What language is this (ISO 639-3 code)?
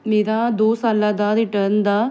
pan